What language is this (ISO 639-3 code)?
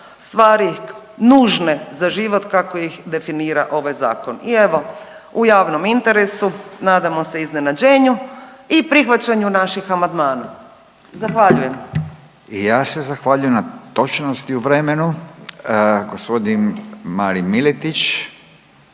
hrv